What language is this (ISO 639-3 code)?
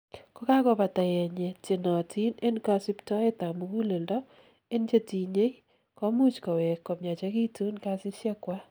kln